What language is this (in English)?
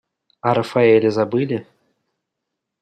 Russian